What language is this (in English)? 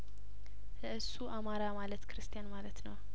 Amharic